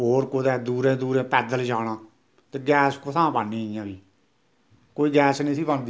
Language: Dogri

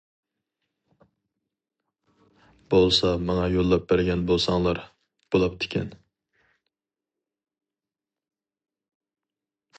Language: Uyghur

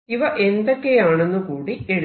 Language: Malayalam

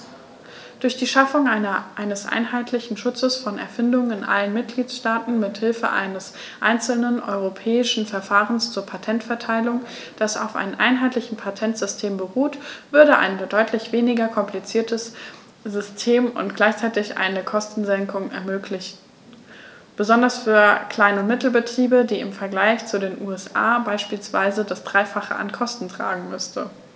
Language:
German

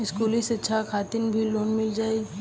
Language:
Bhojpuri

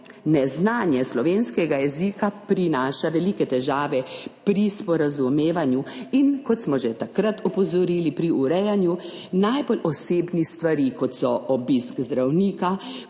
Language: Slovenian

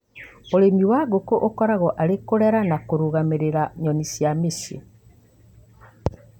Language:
Kikuyu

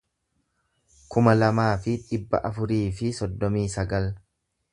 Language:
Oromo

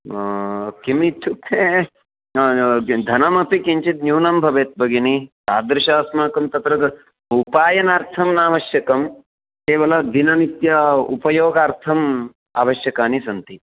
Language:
Sanskrit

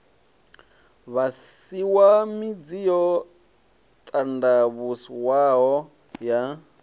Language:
Venda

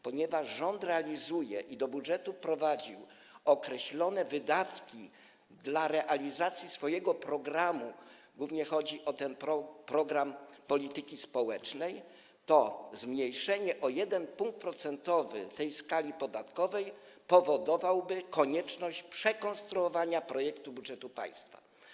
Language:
Polish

